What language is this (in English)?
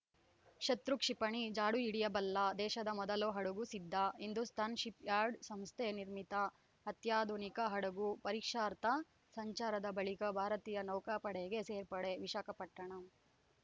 Kannada